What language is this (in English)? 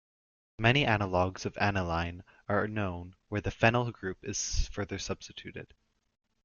English